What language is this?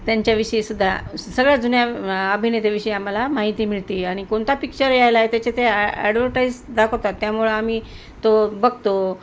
Marathi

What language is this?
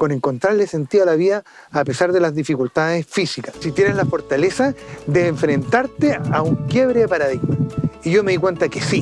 Spanish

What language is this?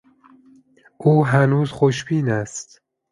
Persian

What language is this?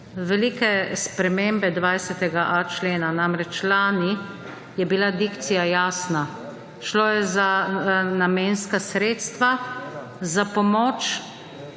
Slovenian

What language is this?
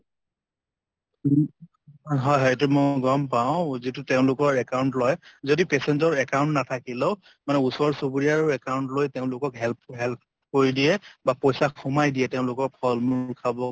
Assamese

